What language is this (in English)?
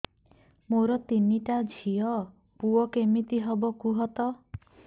Odia